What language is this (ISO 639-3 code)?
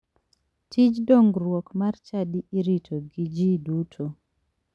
luo